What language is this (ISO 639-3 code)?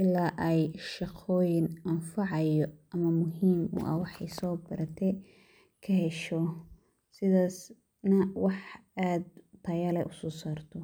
som